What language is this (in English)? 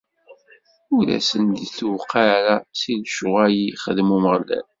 Kabyle